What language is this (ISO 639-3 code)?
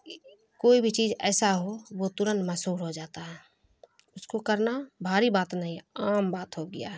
urd